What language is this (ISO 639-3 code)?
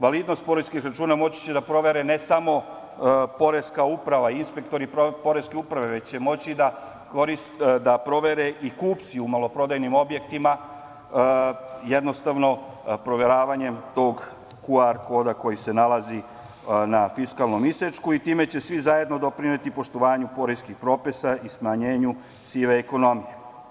srp